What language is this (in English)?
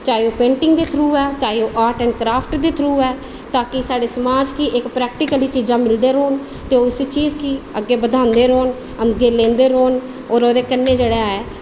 Dogri